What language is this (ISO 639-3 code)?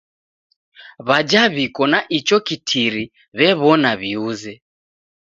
dav